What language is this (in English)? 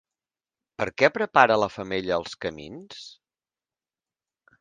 Catalan